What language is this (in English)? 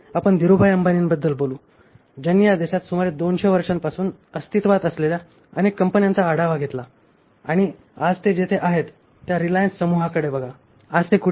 Marathi